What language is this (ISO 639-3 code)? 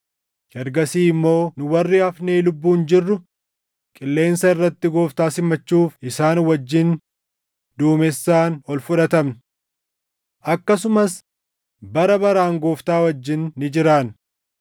orm